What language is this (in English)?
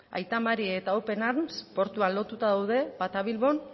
Basque